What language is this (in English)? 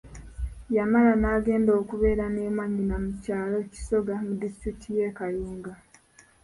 Ganda